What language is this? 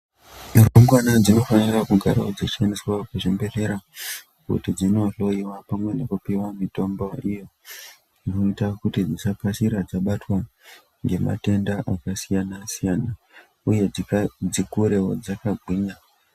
Ndau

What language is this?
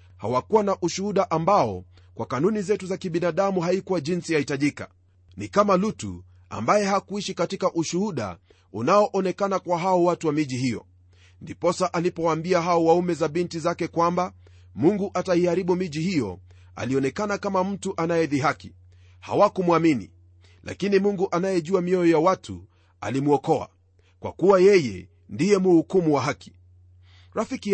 Swahili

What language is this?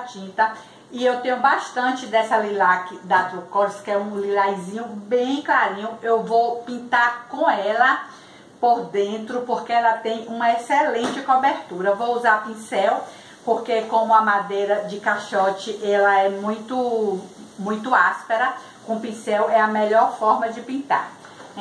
Portuguese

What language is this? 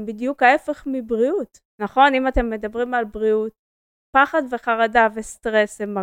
Hebrew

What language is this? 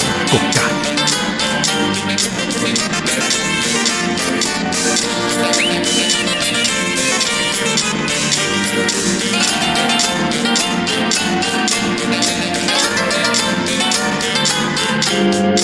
Spanish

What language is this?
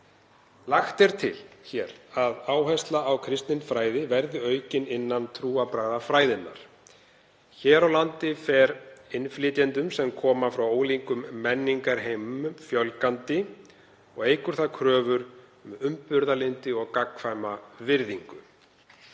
Icelandic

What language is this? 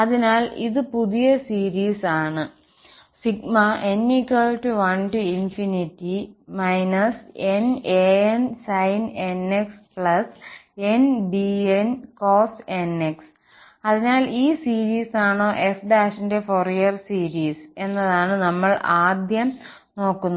Malayalam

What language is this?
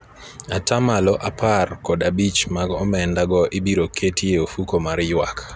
Luo (Kenya and Tanzania)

